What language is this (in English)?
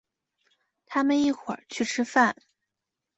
Chinese